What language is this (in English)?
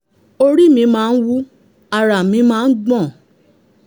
Yoruba